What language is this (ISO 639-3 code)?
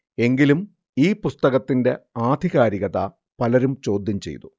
mal